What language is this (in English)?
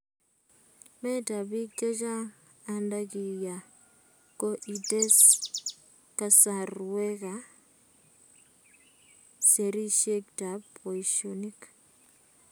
Kalenjin